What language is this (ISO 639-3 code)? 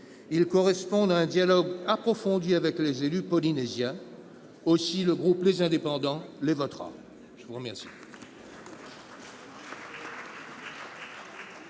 fra